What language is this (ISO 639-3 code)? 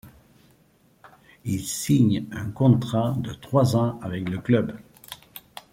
fra